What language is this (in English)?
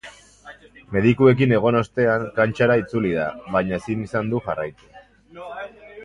Basque